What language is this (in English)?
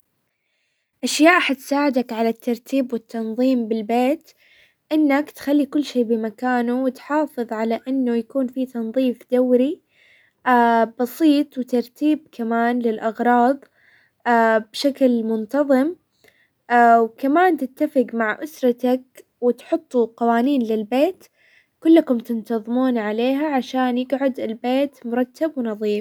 Hijazi Arabic